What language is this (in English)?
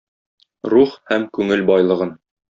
Tatar